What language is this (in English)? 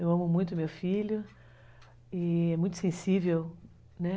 Portuguese